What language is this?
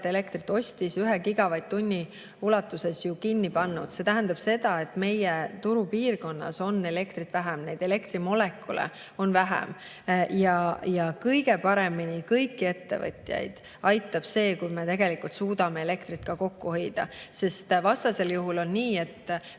Estonian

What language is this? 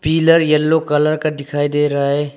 Hindi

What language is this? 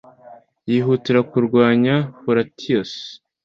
Kinyarwanda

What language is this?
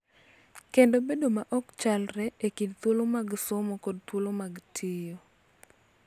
Luo (Kenya and Tanzania)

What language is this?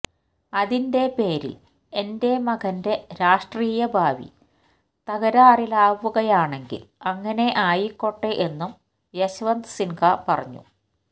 Malayalam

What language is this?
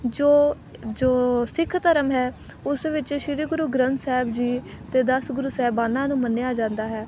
Punjabi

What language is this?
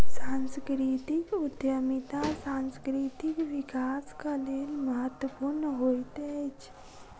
Maithili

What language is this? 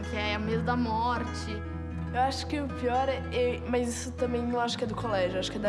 Portuguese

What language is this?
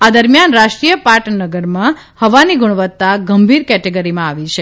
Gujarati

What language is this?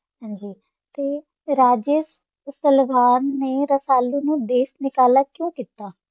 Punjabi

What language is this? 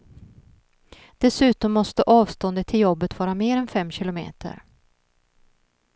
Swedish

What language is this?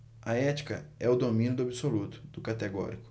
Portuguese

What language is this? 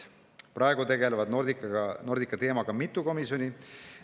Estonian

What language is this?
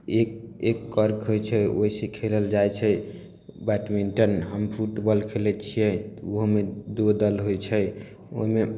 Maithili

